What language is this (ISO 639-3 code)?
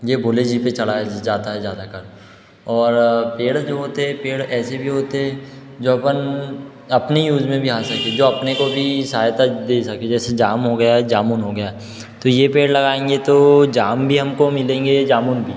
hin